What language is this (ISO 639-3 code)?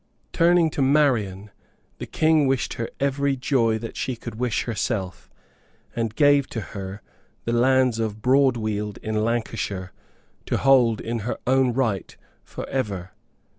eng